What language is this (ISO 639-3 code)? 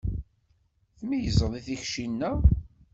kab